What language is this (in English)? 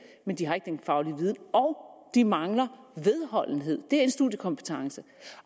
Danish